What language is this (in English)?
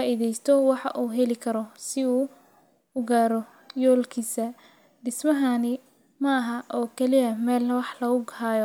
Somali